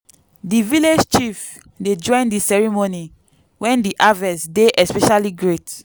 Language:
Nigerian Pidgin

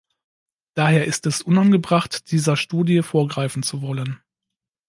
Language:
German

